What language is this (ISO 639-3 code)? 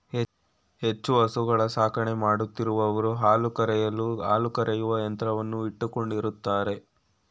kan